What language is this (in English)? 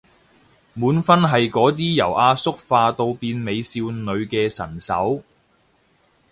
Cantonese